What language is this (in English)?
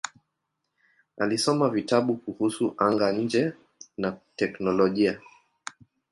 Swahili